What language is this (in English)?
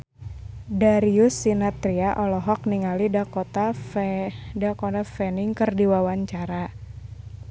Sundanese